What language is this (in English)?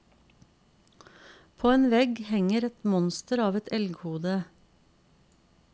Norwegian